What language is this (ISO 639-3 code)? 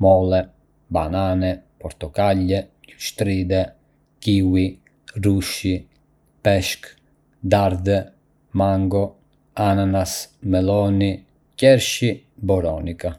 aae